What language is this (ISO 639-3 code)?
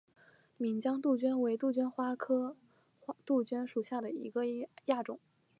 zho